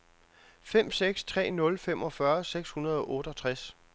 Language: Danish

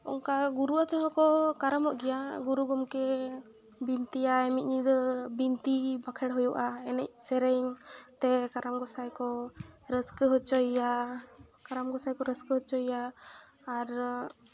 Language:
Santali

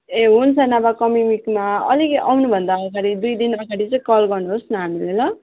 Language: Nepali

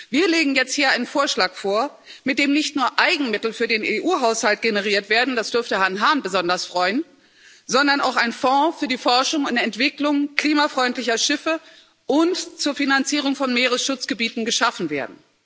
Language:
German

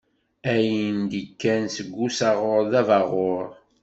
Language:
Kabyle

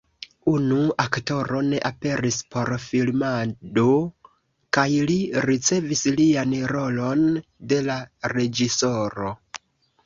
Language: Esperanto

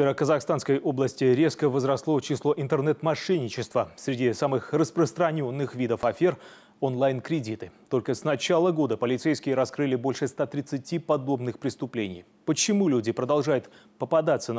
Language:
Russian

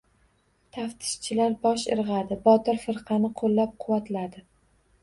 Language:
Uzbek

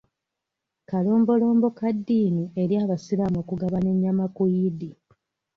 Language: Ganda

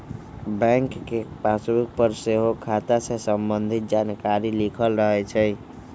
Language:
Magahi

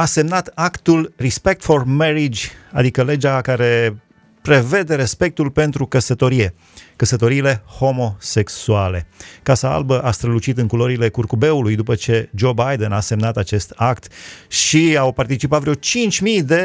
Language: Romanian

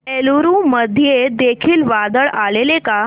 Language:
Marathi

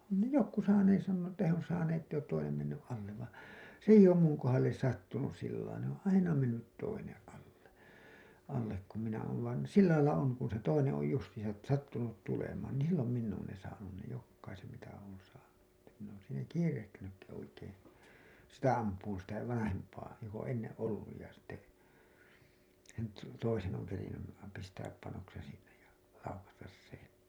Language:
Finnish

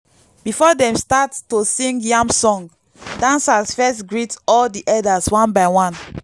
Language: Nigerian Pidgin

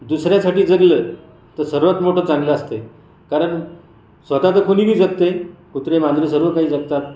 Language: Marathi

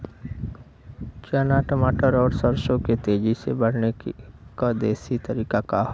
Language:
Bhojpuri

